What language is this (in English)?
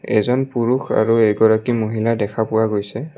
Assamese